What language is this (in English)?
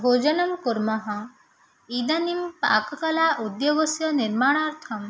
Sanskrit